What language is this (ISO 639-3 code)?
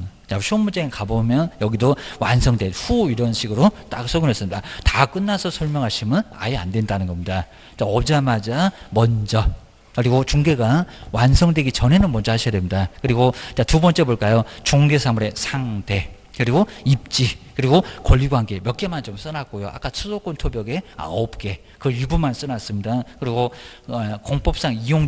kor